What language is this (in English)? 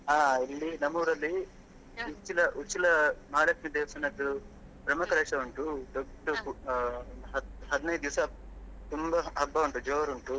Kannada